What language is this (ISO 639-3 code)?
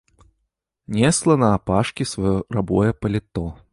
bel